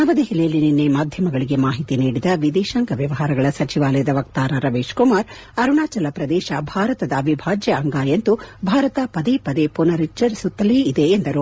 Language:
Kannada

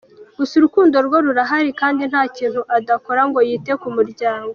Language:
Kinyarwanda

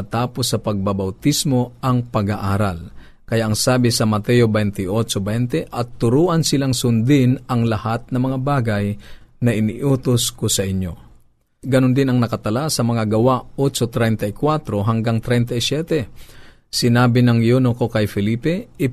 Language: Filipino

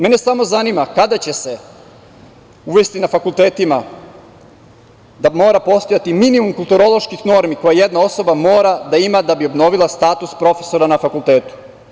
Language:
Serbian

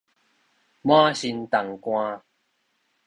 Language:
Min Nan Chinese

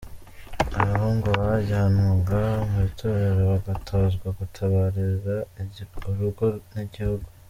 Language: Kinyarwanda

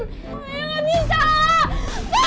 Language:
Indonesian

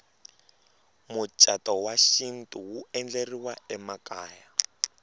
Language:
Tsonga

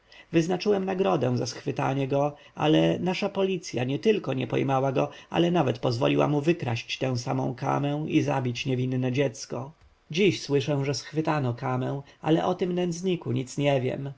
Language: Polish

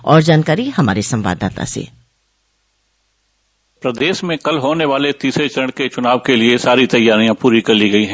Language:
Hindi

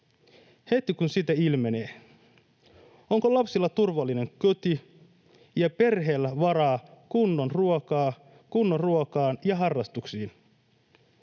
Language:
Finnish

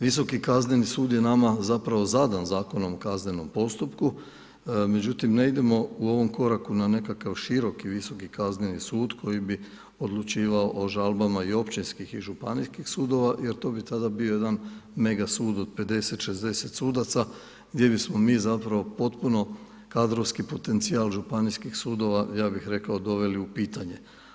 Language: Croatian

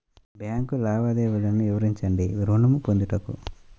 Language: Telugu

